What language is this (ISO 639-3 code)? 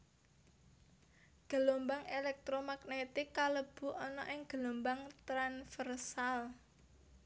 jav